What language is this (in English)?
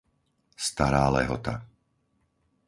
Slovak